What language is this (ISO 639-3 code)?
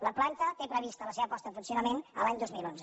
cat